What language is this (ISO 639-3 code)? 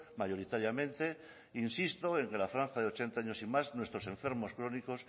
spa